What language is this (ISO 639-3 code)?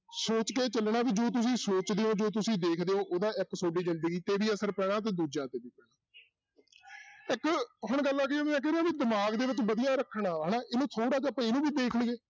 pan